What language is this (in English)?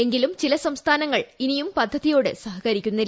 Malayalam